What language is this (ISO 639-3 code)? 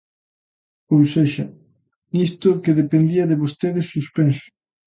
glg